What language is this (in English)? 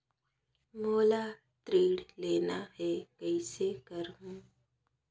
Chhattisgarhi